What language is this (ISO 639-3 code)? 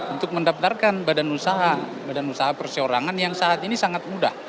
ind